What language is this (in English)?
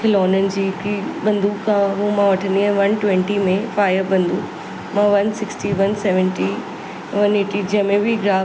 Sindhi